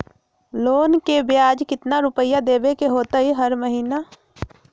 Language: Magahi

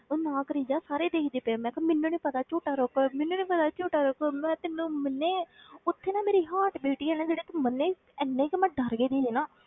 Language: Punjabi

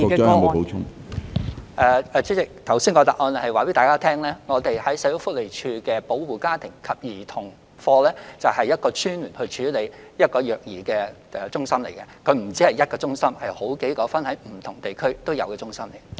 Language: Cantonese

